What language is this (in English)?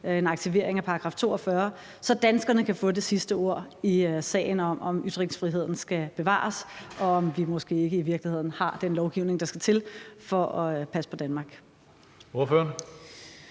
Danish